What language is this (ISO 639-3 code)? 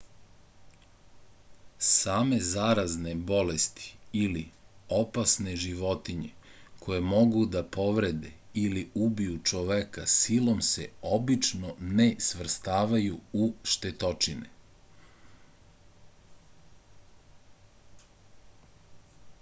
srp